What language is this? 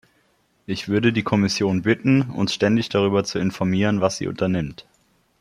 German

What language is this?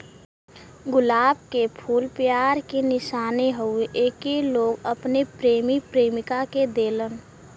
Bhojpuri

